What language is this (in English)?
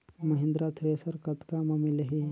Chhattisgarhi